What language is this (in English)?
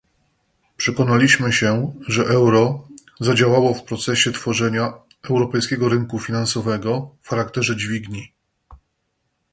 Polish